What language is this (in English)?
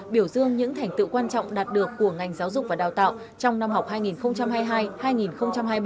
Vietnamese